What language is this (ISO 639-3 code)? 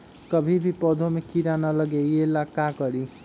mag